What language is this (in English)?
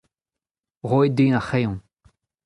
Breton